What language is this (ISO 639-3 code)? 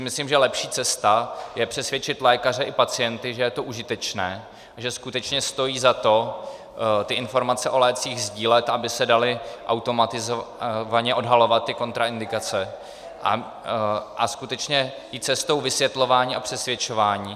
ces